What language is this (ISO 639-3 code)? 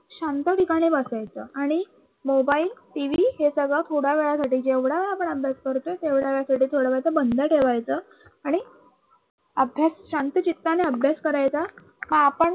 mar